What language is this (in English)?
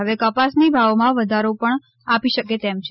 Gujarati